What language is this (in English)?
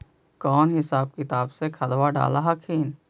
Magahi